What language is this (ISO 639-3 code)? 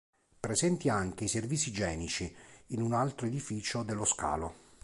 ita